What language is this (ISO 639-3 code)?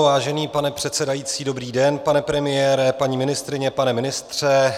ces